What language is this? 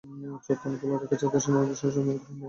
Bangla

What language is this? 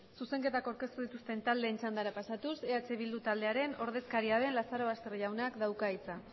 Basque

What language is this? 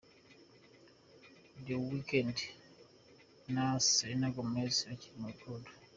Kinyarwanda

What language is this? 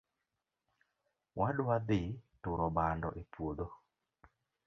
Luo (Kenya and Tanzania)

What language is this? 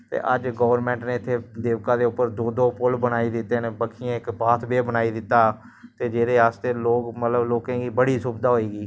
Dogri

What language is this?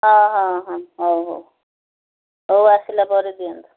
Odia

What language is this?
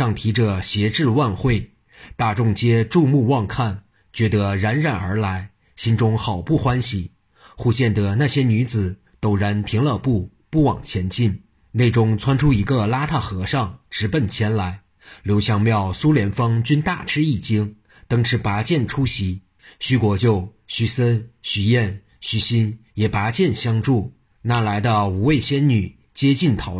Chinese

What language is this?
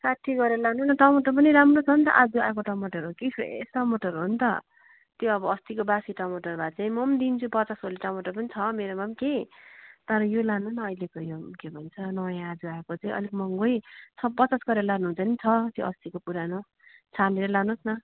Nepali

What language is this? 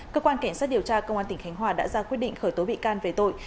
Vietnamese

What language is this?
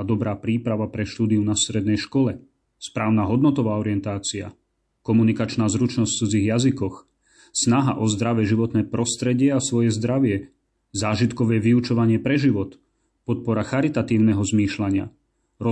Slovak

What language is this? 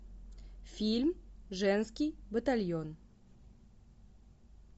Russian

